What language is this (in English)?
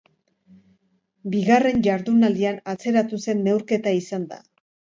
Basque